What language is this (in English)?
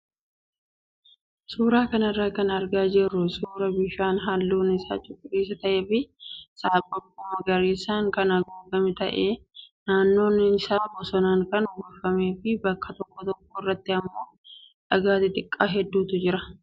Oromo